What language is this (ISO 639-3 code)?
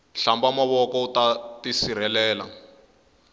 tso